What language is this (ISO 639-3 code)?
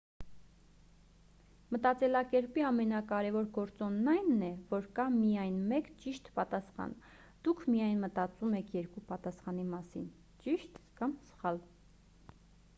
hye